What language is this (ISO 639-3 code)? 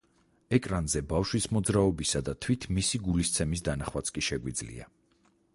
kat